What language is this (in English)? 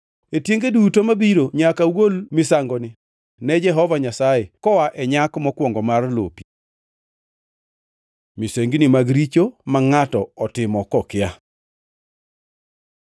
Luo (Kenya and Tanzania)